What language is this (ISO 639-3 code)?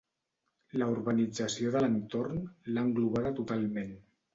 cat